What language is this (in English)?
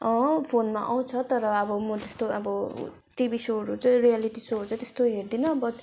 Nepali